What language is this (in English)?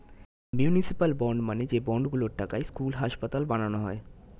Bangla